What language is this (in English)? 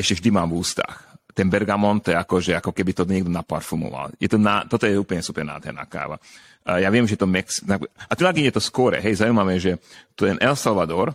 Slovak